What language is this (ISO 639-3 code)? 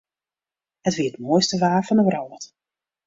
fry